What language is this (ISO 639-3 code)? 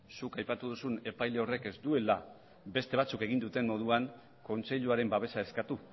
eus